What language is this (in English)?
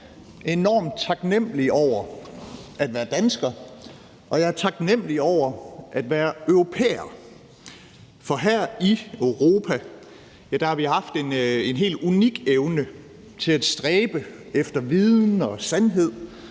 Danish